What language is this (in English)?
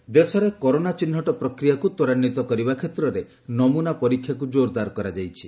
Odia